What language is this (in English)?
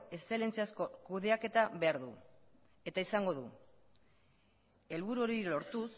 Basque